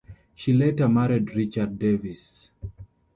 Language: English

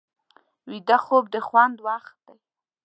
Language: Pashto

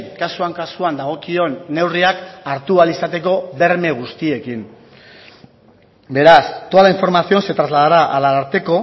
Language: Basque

